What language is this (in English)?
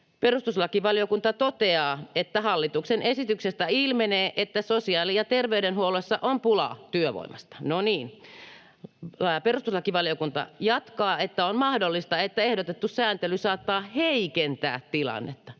Finnish